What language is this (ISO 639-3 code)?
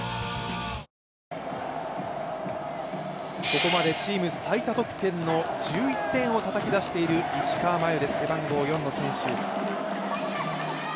jpn